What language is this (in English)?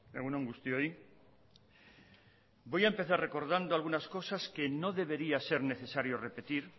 Spanish